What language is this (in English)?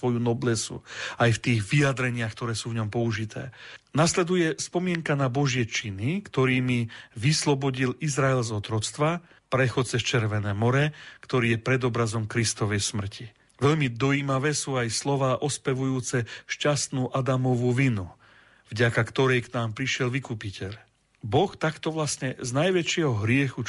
Slovak